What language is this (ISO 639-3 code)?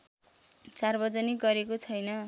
nep